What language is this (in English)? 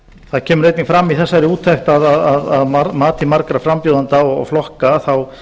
Icelandic